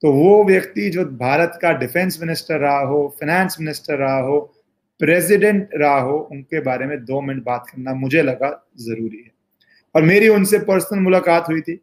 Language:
Hindi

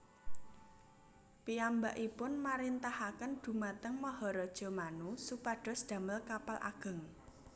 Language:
Javanese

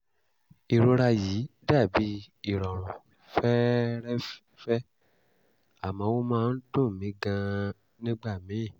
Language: Yoruba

